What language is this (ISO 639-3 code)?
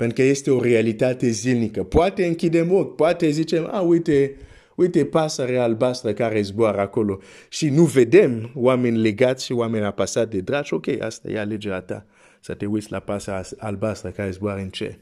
ron